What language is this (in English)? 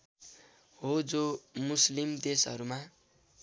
Nepali